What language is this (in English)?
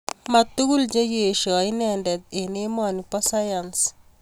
Kalenjin